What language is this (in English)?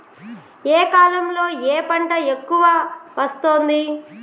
Telugu